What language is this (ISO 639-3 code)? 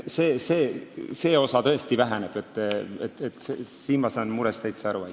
est